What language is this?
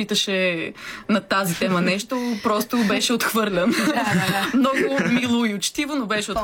Bulgarian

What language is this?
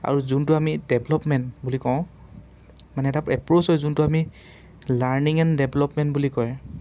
Assamese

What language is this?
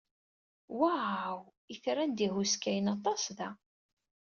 Kabyle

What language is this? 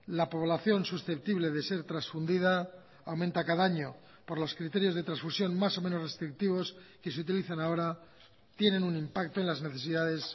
Spanish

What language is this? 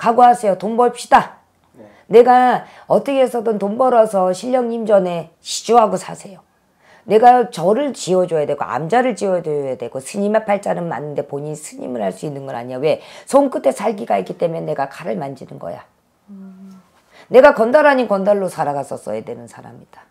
Korean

